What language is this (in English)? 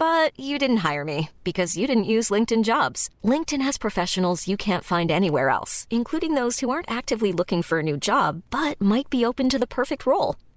Filipino